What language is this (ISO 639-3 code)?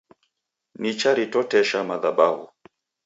dav